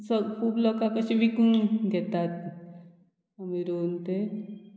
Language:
Konkani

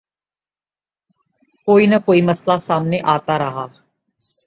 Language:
Urdu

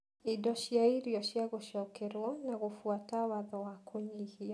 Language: Kikuyu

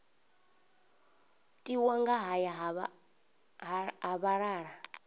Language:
Venda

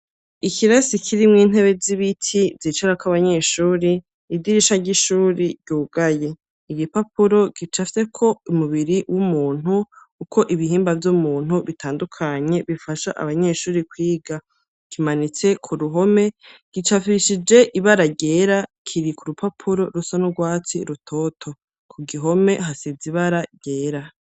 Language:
Rundi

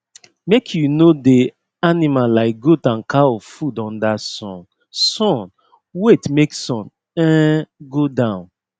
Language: Nigerian Pidgin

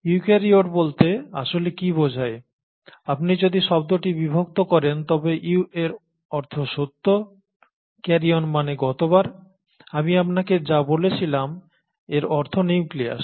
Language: Bangla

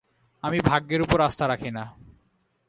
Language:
Bangla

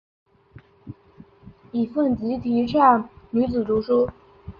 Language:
Chinese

